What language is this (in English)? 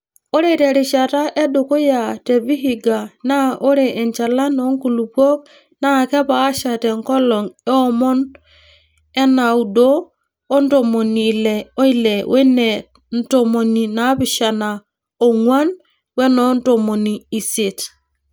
Masai